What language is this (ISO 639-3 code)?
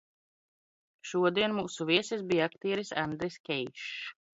lav